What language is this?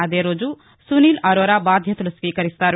Telugu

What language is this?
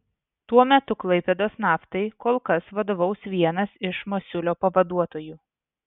Lithuanian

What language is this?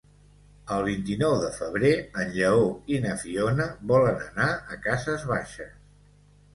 Catalan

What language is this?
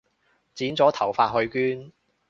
Cantonese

